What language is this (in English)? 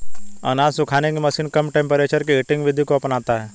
Hindi